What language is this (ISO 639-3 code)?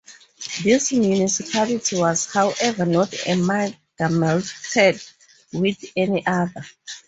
eng